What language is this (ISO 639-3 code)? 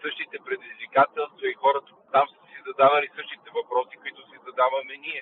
bul